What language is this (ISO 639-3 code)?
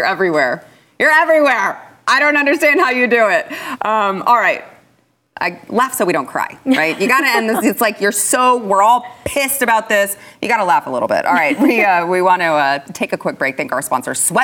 eng